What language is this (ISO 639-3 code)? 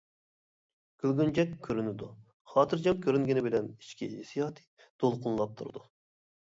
uig